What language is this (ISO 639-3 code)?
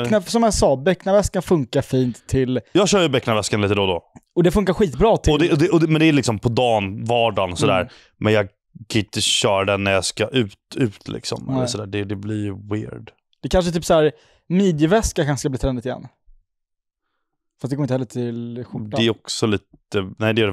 swe